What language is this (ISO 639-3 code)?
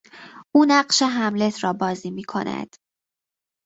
fas